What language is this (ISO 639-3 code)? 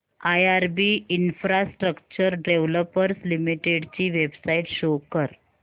mar